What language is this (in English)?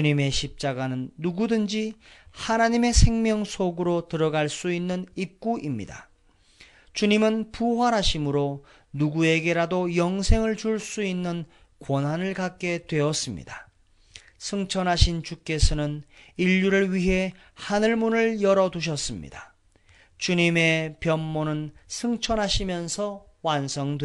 Korean